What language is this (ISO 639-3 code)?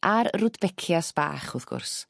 cym